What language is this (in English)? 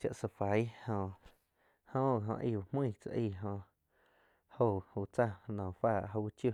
Quiotepec Chinantec